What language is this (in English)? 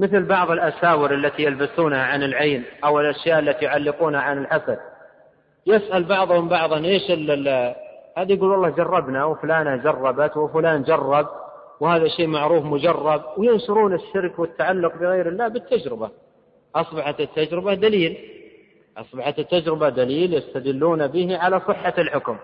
Arabic